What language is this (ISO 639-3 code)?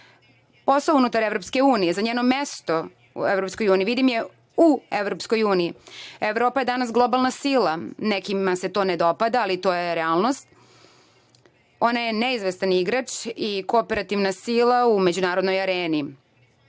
srp